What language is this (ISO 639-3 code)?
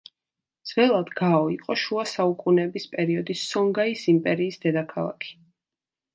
kat